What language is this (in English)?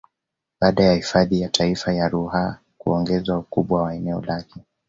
Swahili